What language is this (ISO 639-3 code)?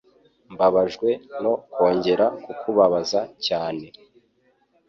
kin